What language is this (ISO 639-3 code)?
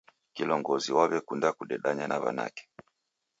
dav